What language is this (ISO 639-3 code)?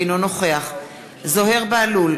heb